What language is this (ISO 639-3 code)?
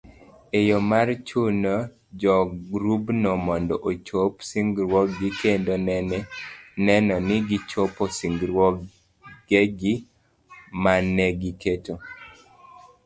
luo